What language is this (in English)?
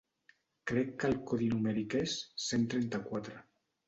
Catalan